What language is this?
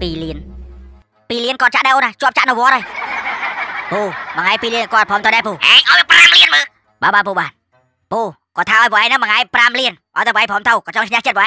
Thai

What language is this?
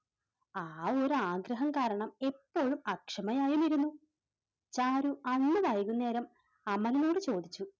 Malayalam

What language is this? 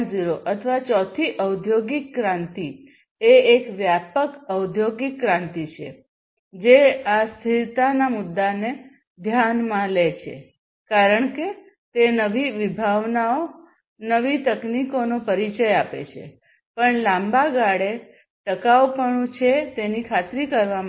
Gujarati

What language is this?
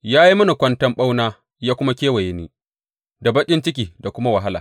Hausa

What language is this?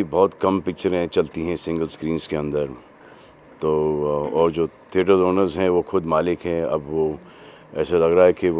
Hindi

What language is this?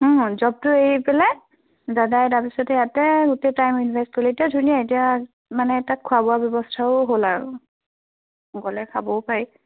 Assamese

